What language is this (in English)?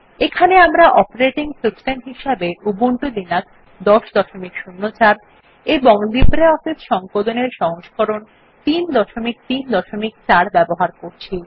Bangla